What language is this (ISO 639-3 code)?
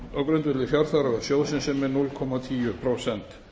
isl